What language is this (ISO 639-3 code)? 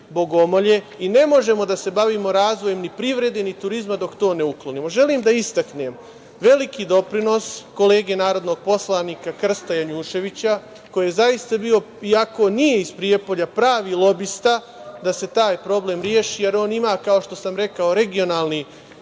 srp